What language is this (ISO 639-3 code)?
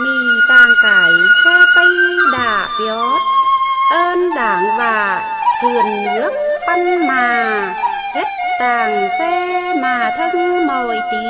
vie